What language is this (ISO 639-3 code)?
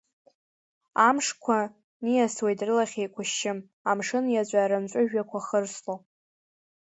abk